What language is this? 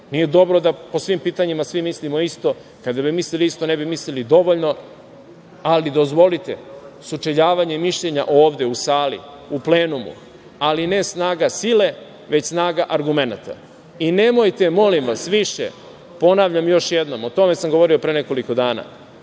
Serbian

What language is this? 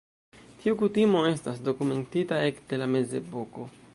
Esperanto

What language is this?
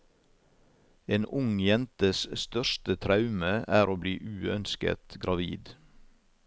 Norwegian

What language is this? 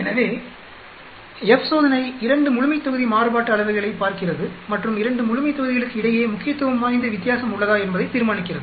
Tamil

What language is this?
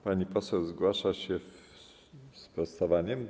Polish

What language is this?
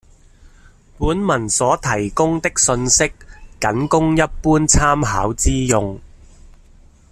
Cantonese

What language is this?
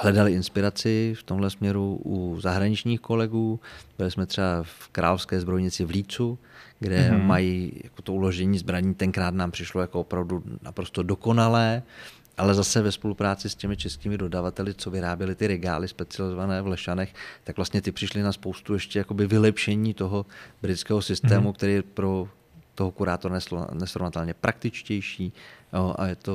Czech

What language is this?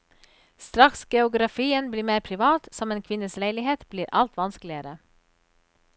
Norwegian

